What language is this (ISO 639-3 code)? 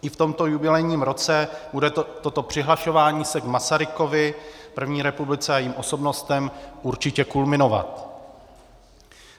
ces